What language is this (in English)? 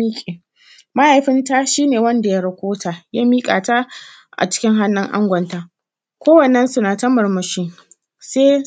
Hausa